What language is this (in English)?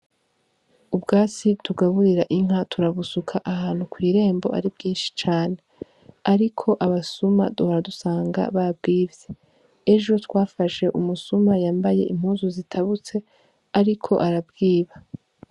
Rundi